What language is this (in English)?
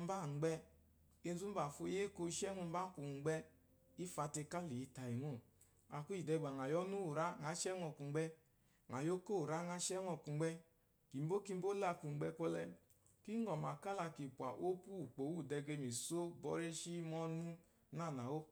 Eloyi